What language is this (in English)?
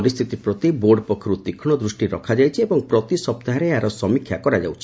Odia